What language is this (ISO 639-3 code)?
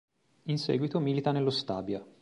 ita